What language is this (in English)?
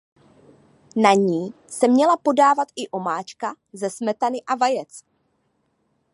Czech